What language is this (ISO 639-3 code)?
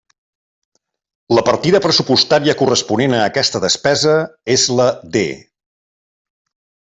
cat